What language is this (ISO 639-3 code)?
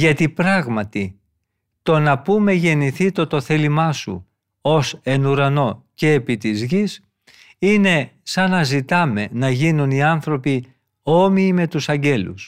ell